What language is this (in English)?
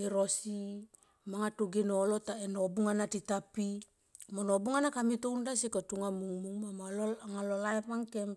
Tomoip